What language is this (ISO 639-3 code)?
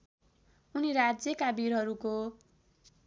nep